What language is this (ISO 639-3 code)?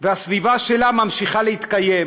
heb